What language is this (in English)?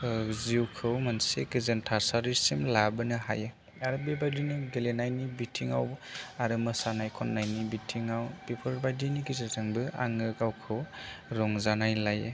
Bodo